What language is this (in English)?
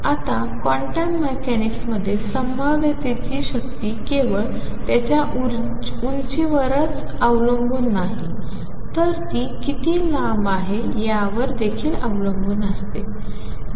Marathi